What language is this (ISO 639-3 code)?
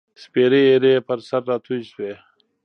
pus